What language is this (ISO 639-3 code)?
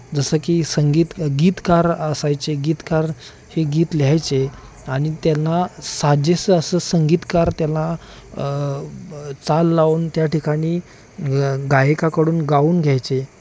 mar